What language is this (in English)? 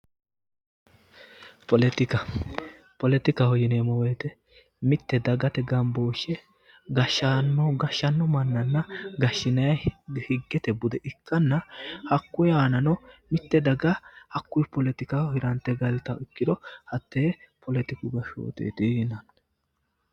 Sidamo